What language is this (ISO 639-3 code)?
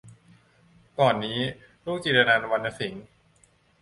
tha